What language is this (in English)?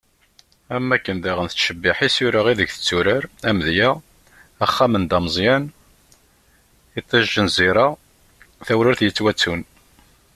Kabyle